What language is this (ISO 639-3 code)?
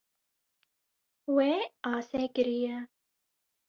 kur